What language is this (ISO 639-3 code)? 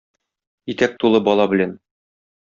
tat